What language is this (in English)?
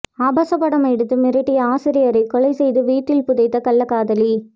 Tamil